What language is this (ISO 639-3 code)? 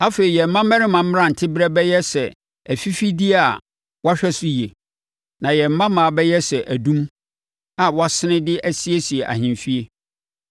aka